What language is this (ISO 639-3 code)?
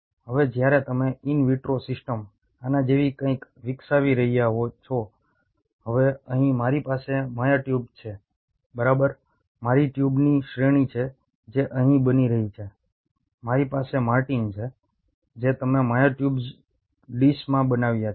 guj